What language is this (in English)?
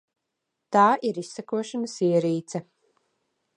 Latvian